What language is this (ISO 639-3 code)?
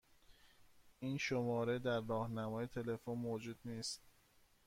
fas